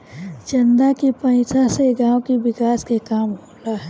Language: Bhojpuri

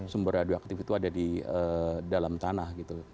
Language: Indonesian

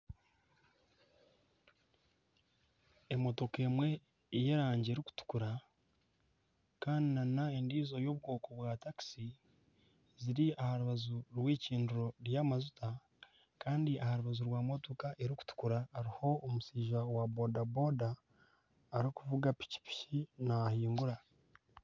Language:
Nyankole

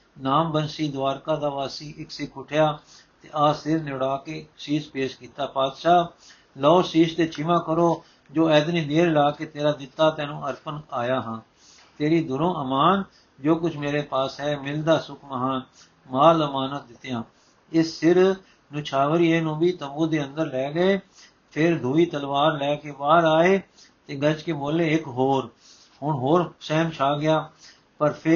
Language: Punjabi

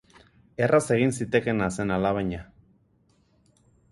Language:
Basque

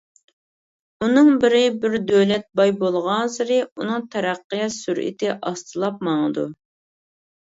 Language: Uyghur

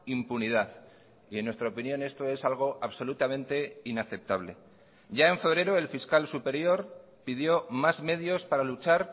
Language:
Spanish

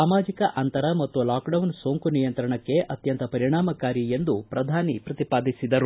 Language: Kannada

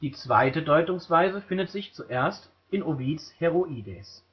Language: German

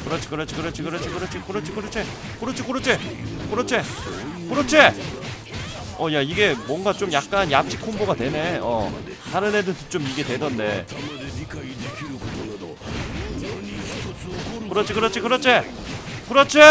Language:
Korean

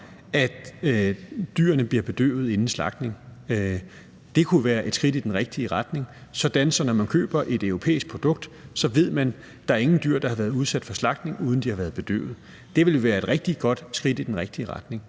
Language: Danish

